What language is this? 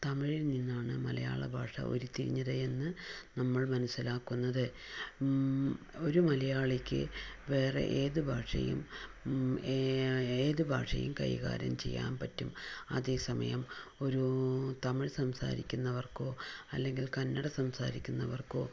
Malayalam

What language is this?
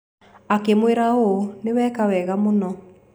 Kikuyu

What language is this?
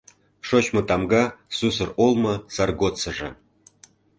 Mari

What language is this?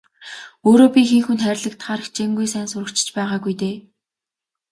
Mongolian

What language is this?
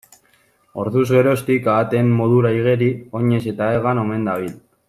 Basque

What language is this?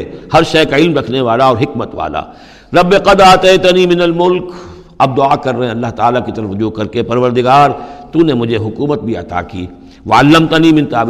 Urdu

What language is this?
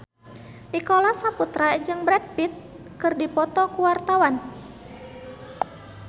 Sundanese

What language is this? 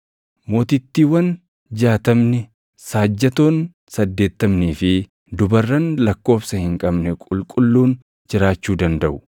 Oromo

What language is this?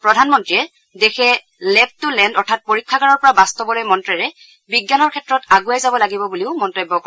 Assamese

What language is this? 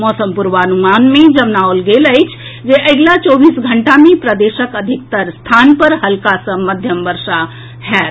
Maithili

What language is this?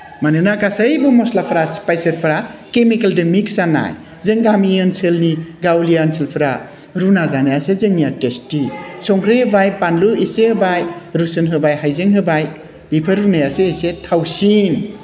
Bodo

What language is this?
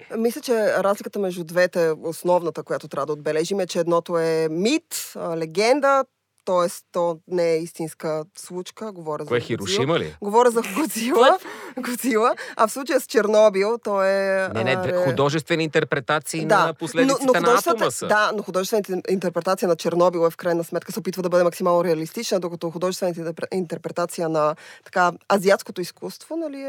Bulgarian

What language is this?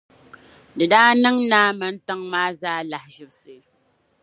Dagbani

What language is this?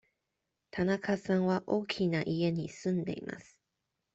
Japanese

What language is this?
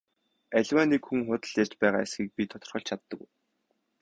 Mongolian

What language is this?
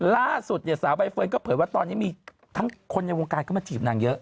Thai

